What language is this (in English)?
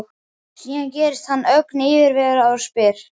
Icelandic